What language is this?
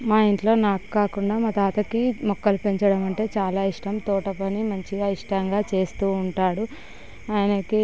Telugu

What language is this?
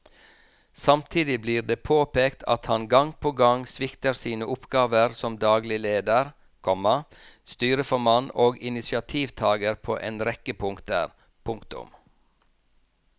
Norwegian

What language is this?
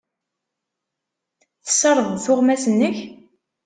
Kabyle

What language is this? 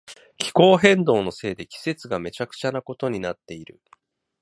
Japanese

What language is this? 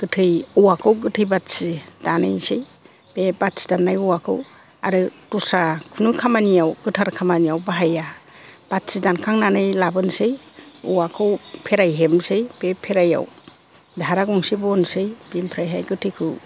Bodo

